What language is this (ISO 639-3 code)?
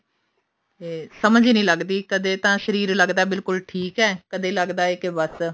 pan